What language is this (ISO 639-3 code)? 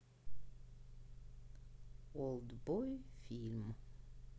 rus